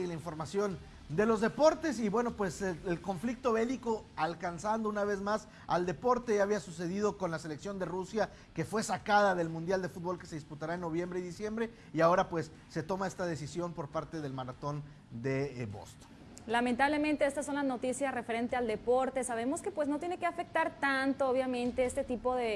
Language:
Spanish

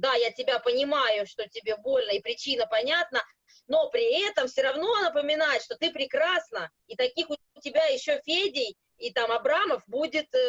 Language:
Russian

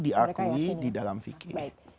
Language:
Indonesian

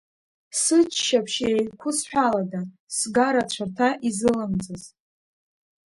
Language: Abkhazian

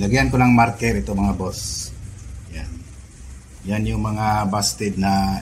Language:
Filipino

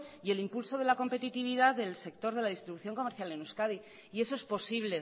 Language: Spanish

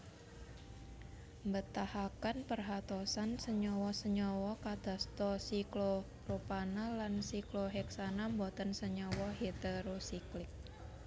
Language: Javanese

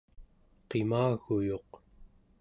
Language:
Central Yupik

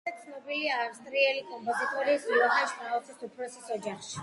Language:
Georgian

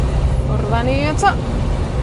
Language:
Welsh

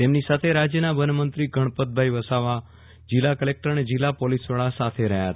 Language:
Gujarati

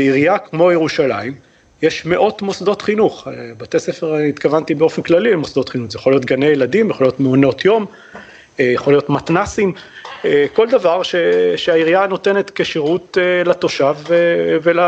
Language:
Hebrew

